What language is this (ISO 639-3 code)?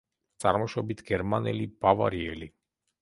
kat